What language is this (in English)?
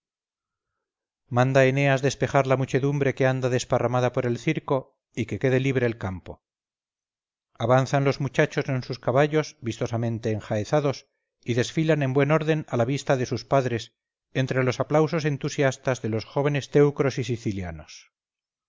Spanish